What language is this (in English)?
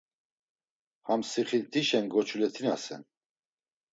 Laz